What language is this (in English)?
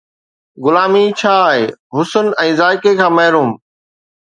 Sindhi